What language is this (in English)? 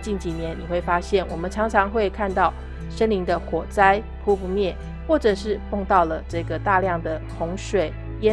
Chinese